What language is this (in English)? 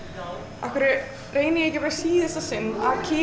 Icelandic